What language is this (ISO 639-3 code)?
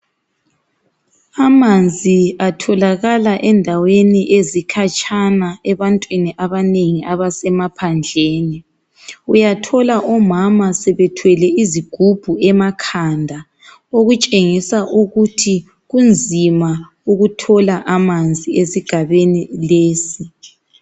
nde